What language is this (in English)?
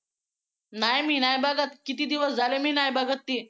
Marathi